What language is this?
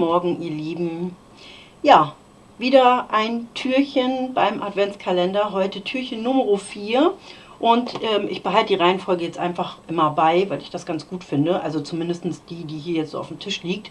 German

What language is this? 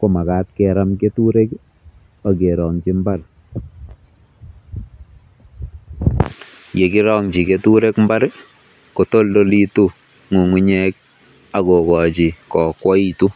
Kalenjin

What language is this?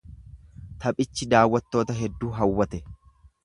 Oromo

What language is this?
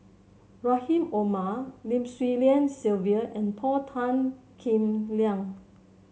English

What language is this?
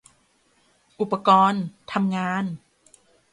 Thai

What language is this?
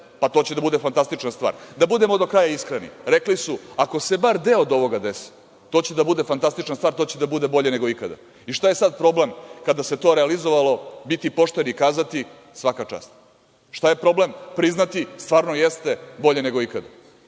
Serbian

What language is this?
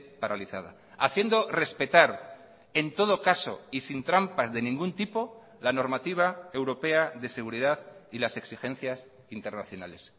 Spanish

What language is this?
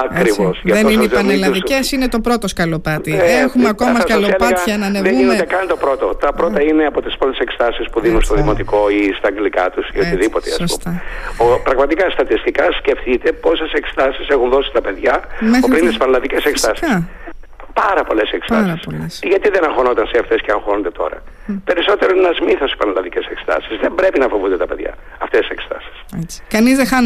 Greek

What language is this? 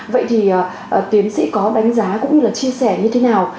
Vietnamese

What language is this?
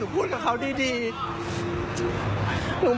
Thai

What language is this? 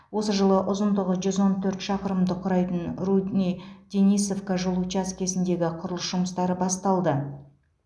Kazakh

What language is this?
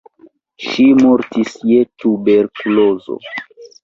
Esperanto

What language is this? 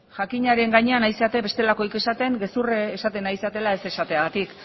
Basque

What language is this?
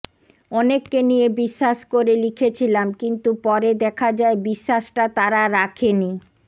Bangla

